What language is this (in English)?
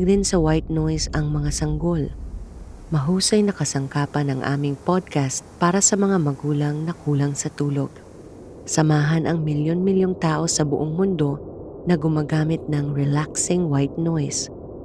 Filipino